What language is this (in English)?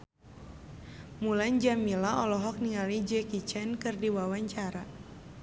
Sundanese